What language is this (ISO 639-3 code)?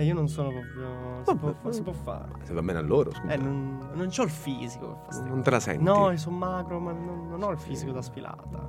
ita